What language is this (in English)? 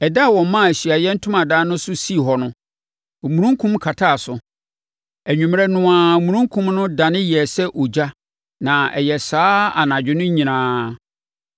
Akan